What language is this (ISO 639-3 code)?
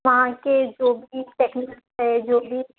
urd